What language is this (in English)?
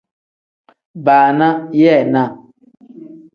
Tem